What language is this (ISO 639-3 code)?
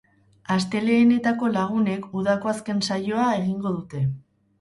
eus